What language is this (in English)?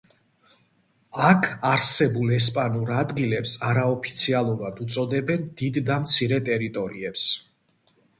Georgian